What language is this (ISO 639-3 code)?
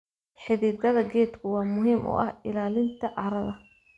som